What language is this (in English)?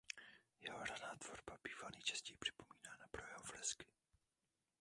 Czech